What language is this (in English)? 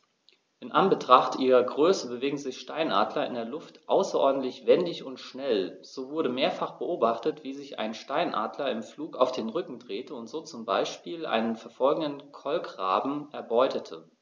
German